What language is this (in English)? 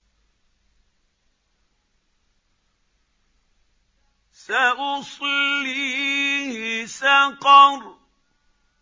Arabic